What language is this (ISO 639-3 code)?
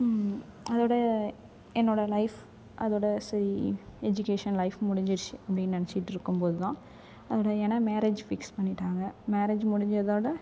tam